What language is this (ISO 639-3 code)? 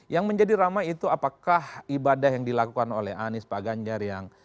ind